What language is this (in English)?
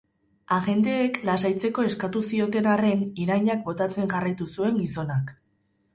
Basque